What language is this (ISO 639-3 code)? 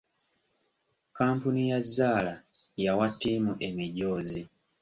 lug